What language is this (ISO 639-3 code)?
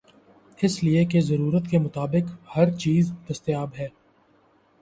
urd